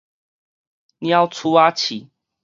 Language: Min Nan Chinese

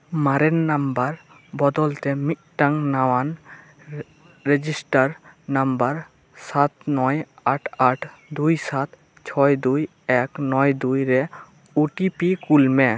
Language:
Santali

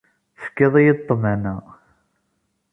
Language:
Kabyle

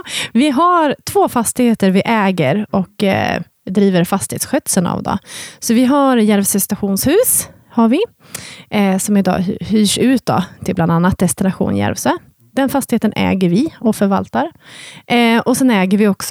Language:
Swedish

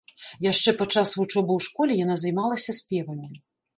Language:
Belarusian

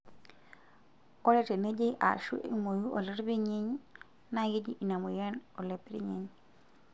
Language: Masai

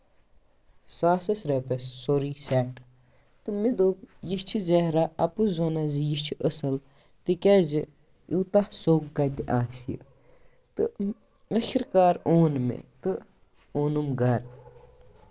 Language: Kashmiri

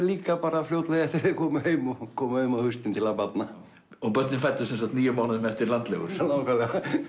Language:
Icelandic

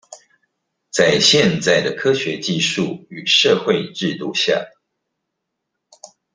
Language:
Chinese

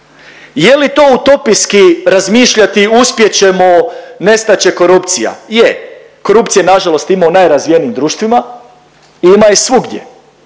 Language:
Croatian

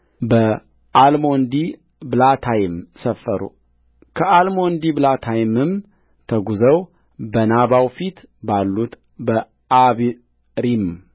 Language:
Amharic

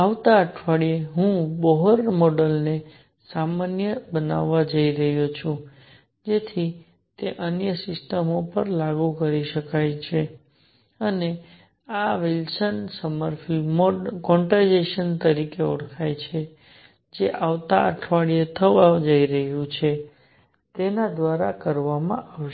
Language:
Gujarati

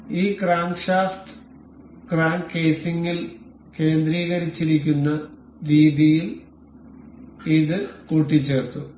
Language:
Malayalam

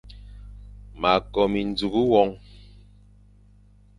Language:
Fang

